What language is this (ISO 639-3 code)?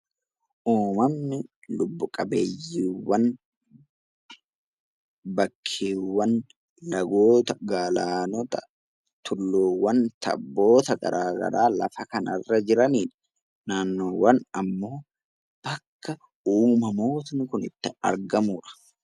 orm